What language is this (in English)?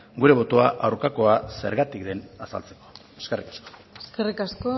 Basque